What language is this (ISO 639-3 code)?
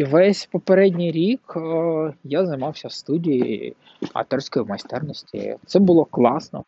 ukr